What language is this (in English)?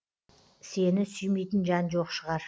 Kazakh